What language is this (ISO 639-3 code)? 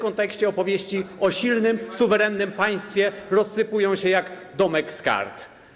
pol